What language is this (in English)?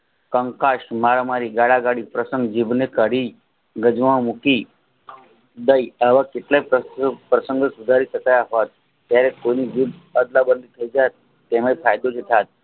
Gujarati